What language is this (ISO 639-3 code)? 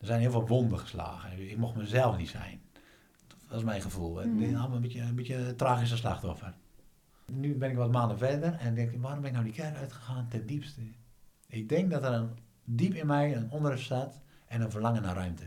nld